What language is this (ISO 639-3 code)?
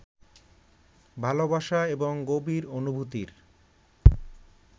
ben